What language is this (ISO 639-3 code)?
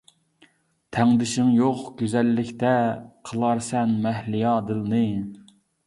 uig